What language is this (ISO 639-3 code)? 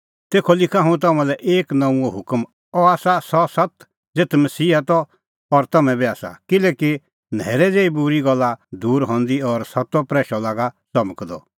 kfx